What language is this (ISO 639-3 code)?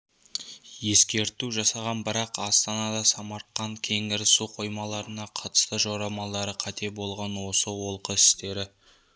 kaz